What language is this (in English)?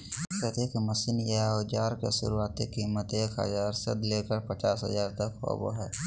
Magahi